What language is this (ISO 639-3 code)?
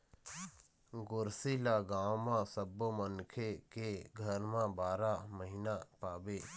hne